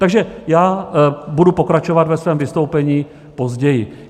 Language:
Czech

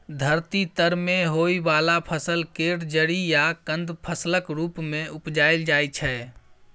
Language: Maithili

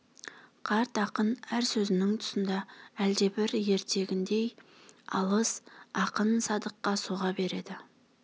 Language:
Kazakh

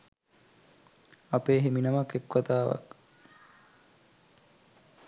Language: Sinhala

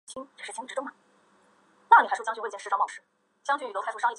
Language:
Chinese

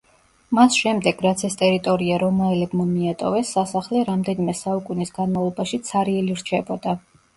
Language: Georgian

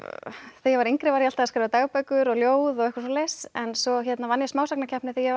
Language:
Icelandic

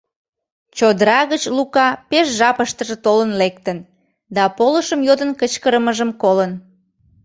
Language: Mari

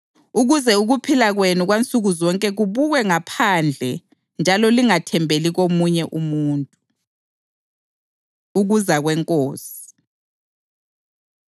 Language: North Ndebele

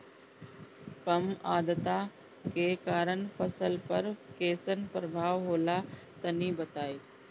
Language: Bhojpuri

